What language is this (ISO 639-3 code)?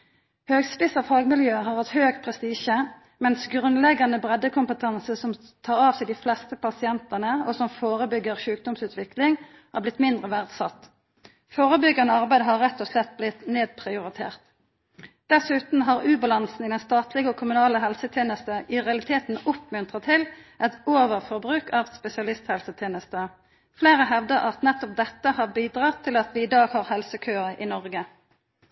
nno